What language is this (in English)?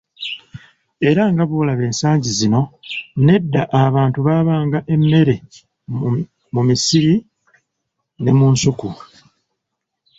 Ganda